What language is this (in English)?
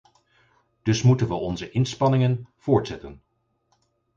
Dutch